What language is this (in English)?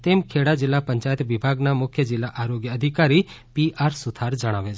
Gujarati